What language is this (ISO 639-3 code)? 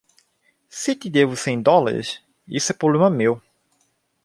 por